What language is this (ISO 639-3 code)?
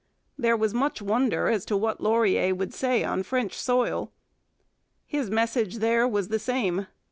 eng